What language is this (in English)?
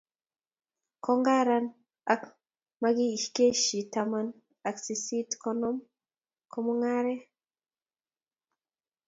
Kalenjin